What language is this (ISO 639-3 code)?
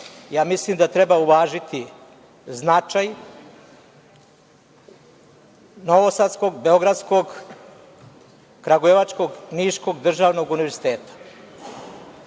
srp